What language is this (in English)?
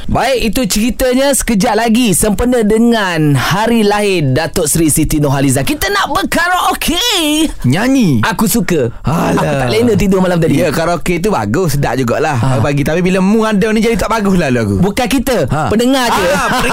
Malay